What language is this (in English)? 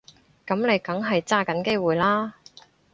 Cantonese